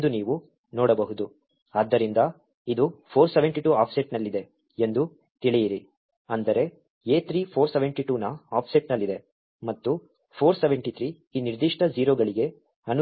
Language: Kannada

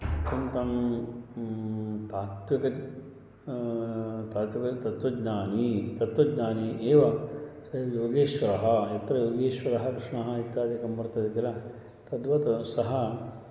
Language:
Sanskrit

